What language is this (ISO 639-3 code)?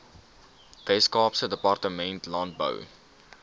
afr